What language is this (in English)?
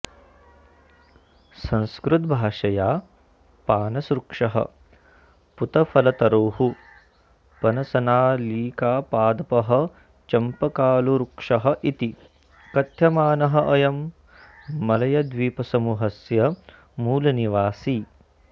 Sanskrit